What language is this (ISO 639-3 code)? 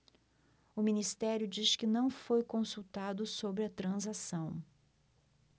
por